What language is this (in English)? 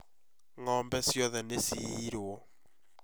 Kikuyu